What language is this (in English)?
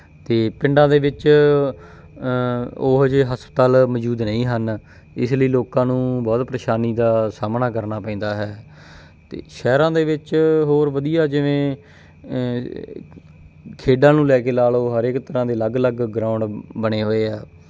Punjabi